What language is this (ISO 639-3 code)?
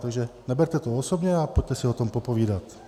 ces